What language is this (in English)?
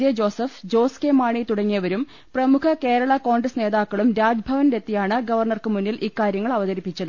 Malayalam